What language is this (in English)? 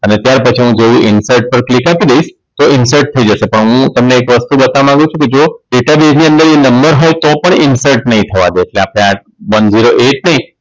Gujarati